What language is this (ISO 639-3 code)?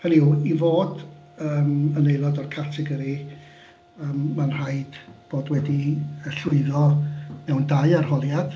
cym